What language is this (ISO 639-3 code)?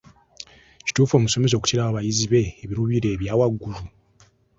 lug